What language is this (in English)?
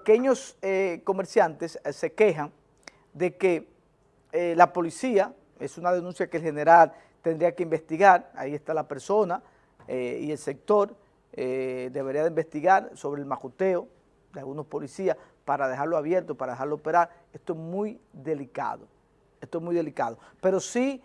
Spanish